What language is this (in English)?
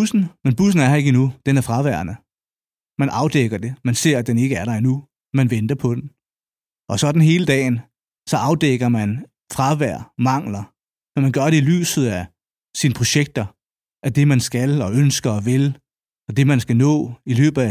Danish